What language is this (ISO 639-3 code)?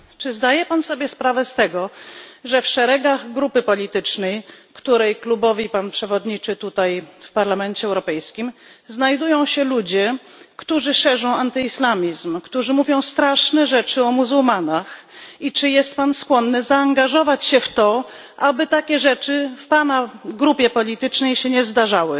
pol